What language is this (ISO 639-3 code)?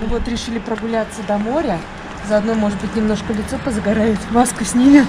rus